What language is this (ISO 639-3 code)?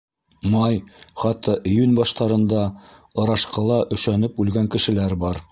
bak